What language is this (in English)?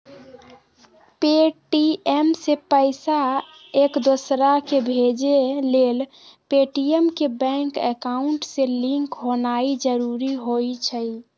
Magahi